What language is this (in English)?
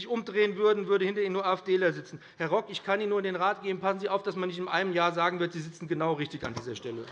German